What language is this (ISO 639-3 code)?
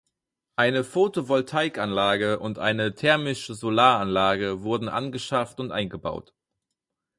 deu